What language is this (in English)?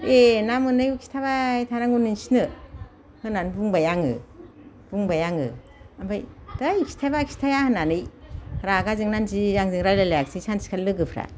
Bodo